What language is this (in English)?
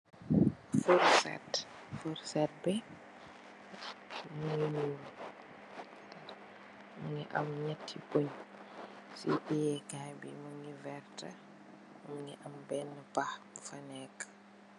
Wolof